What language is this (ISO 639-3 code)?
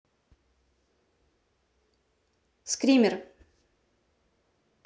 rus